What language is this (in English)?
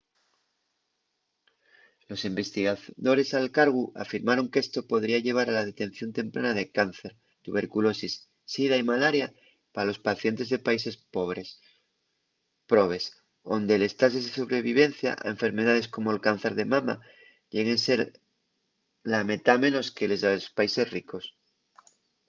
Asturian